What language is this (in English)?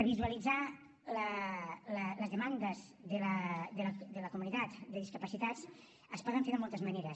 Catalan